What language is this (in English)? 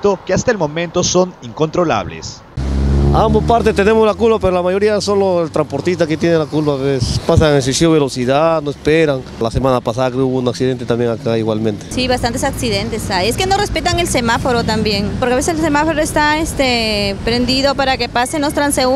Spanish